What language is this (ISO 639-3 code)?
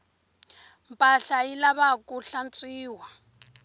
tso